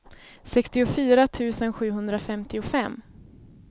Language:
Swedish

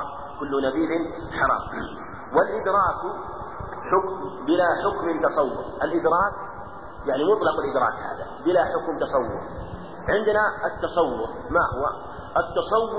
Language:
Arabic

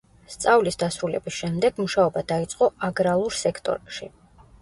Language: Georgian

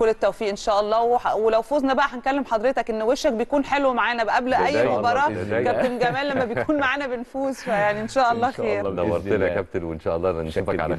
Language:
Arabic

